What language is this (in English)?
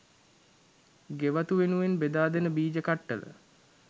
Sinhala